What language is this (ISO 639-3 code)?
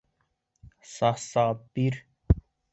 bak